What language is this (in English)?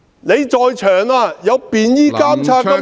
Cantonese